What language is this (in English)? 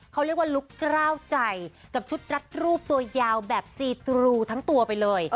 Thai